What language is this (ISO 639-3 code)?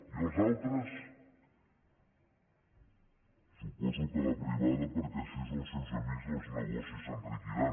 cat